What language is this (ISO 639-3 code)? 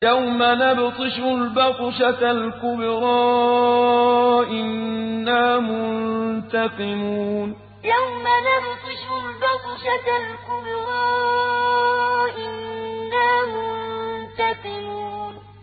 ara